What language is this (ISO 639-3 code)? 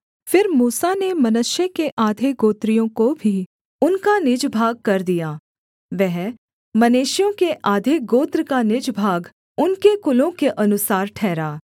hin